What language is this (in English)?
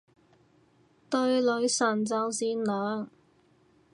Cantonese